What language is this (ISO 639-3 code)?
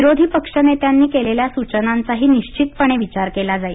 mar